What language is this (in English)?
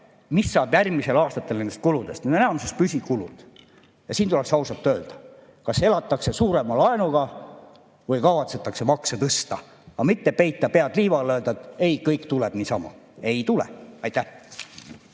Estonian